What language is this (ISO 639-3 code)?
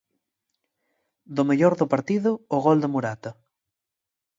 glg